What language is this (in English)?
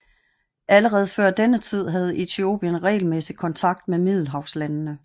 Danish